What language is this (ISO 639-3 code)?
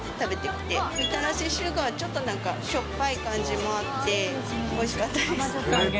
jpn